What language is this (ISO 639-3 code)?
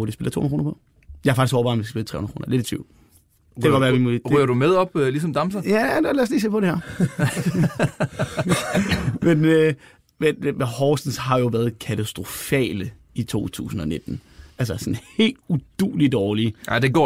dan